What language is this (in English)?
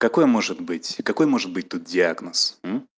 Russian